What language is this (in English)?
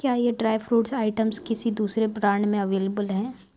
Urdu